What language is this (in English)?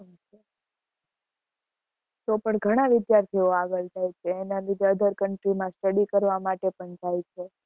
Gujarati